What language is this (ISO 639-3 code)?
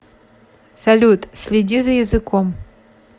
rus